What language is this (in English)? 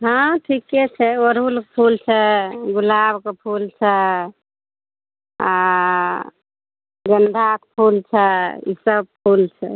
Maithili